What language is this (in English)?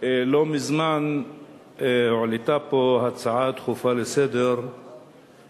Hebrew